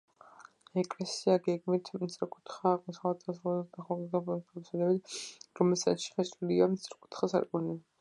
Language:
Georgian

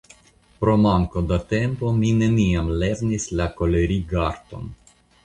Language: Esperanto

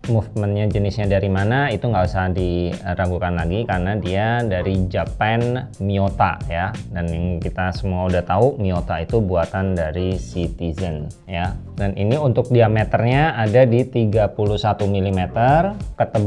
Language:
Indonesian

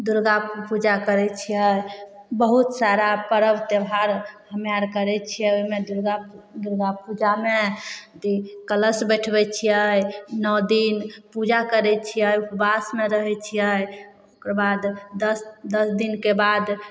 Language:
Maithili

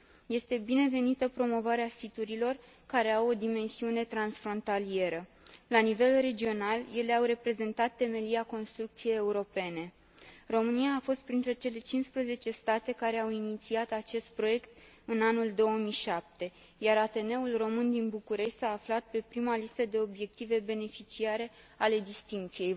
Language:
Romanian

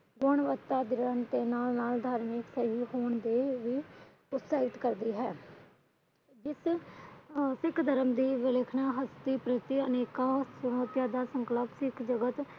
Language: Punjabi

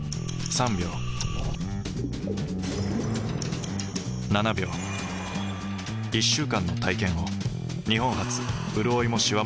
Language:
Japanese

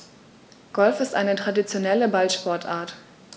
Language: German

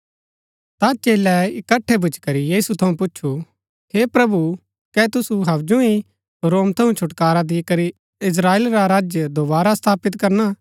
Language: Gaddi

